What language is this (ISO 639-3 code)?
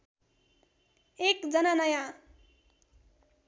nep